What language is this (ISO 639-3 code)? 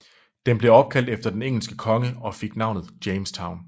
dan